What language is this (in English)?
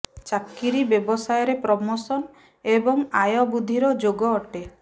Odia